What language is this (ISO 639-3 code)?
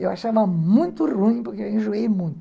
por